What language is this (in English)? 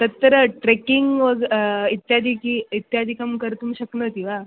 Sanskrit